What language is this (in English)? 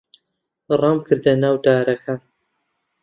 Central Kurdish